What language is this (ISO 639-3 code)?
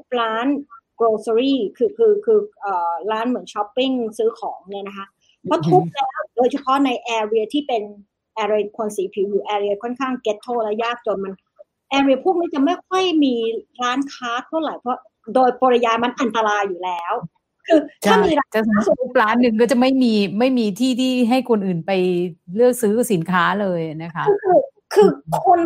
tha